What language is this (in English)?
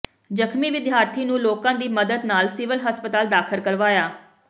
Punjabi